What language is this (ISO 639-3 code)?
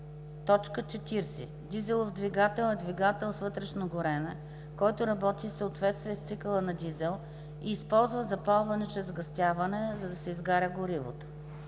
bul